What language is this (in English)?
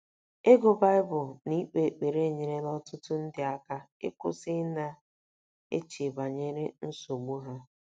Igbo